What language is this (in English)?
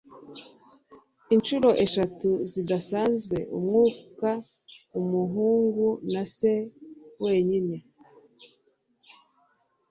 Kinyarwanda